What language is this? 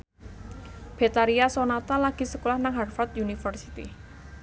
Javanese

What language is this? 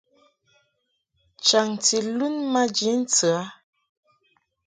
Mungaka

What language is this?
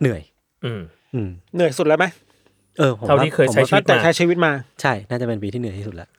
Thai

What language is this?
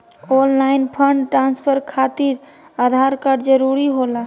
Magahi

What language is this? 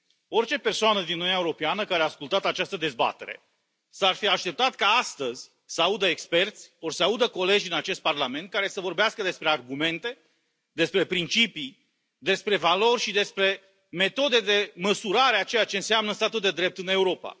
Romanian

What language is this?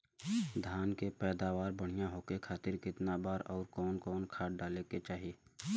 Bhojpuri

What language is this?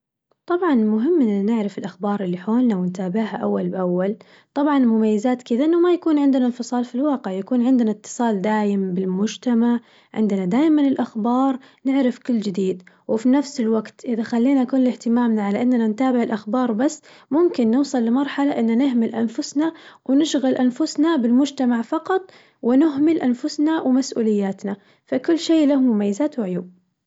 Najdi Arabic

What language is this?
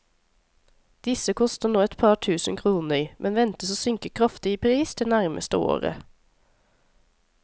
Norwegian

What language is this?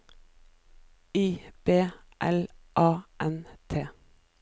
Norwegian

